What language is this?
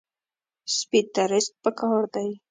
Pashto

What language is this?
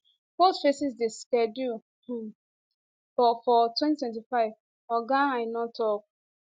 Nigerian Pidgin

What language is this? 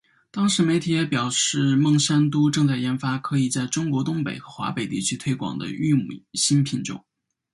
Chinese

